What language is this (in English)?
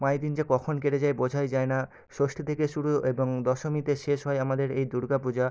Bangla